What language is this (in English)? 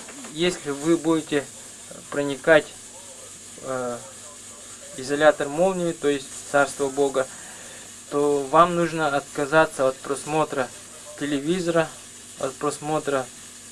Russian